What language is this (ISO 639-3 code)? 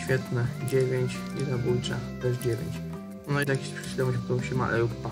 pol